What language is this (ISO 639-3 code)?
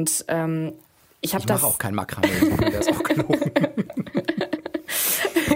deu